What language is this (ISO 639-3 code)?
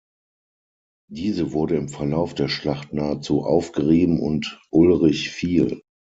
deu